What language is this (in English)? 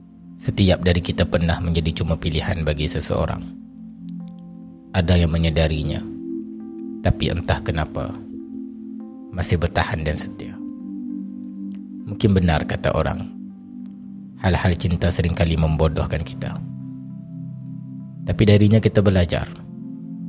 Malay